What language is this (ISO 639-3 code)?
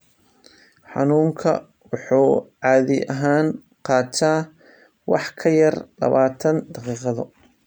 som